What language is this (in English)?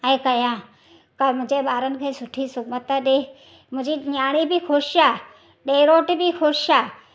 Sindhi